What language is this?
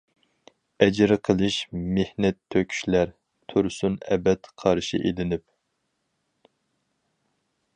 Uyghur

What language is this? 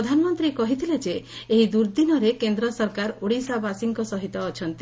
Odia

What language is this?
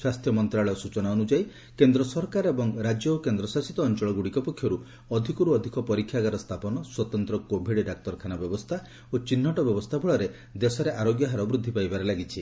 Odia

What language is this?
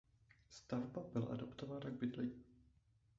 Czech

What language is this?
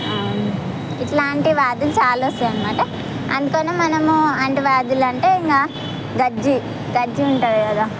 Telugu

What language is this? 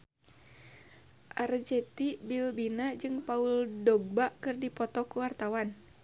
Sundanese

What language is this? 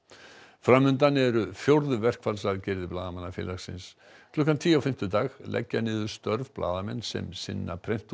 Icelandic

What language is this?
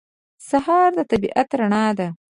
Pashto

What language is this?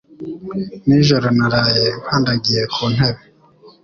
Kinyarwanda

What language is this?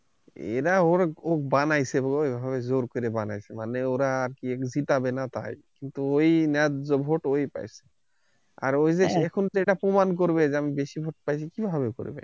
Bangla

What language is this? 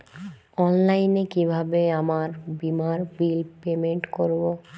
Bangla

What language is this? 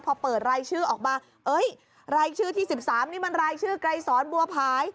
Thai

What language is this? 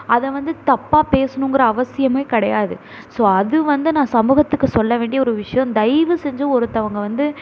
Tamil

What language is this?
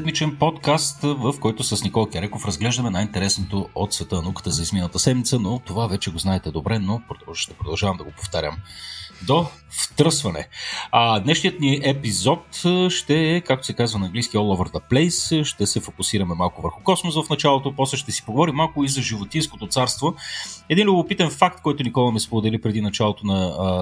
Bulgarian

